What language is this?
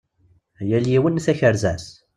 Kabyle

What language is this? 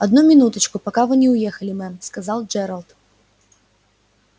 Russian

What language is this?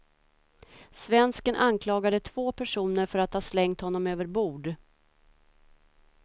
Swedish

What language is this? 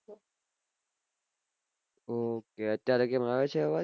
Gujarati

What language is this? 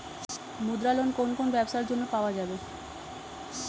Bangla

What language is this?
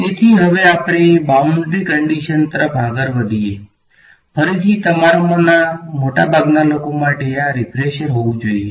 Gujarati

